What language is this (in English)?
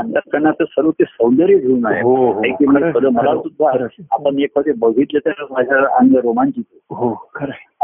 Marathi